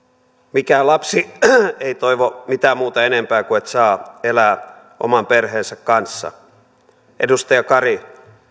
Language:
Finnish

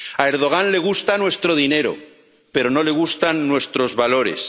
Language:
Spanish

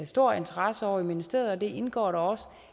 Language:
Danish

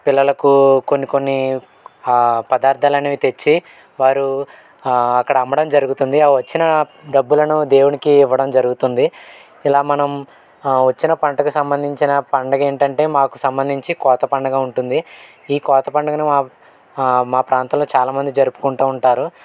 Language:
Telugu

